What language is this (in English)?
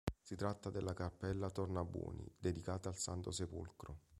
Italian